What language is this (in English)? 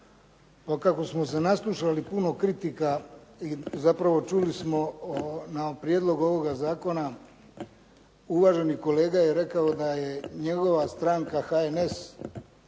Croatian